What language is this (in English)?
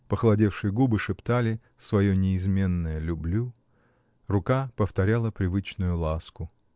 Russian